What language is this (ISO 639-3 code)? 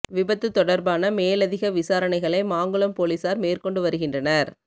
tam